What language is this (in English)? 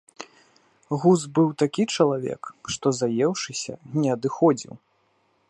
Belarusian